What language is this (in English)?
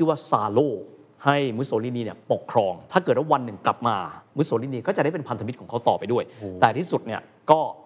Thai